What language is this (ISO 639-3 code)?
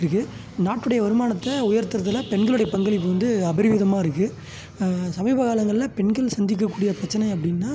tam